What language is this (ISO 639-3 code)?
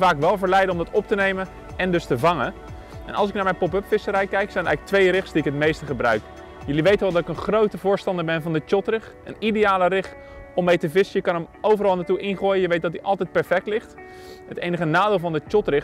nld